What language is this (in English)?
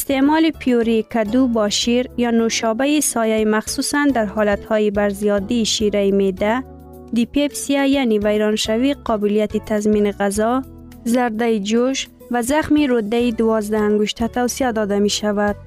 Persian